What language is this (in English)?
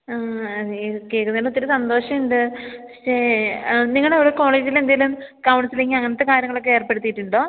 Malayalam